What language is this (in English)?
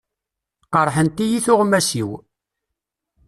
Kabyle